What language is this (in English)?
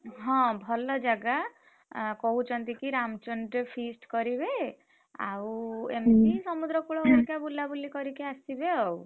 Odia